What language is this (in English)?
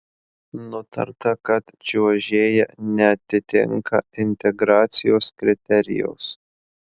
Lithuanian